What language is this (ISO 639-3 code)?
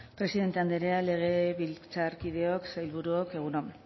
eus